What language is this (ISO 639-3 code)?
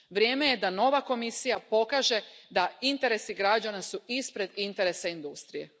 hrv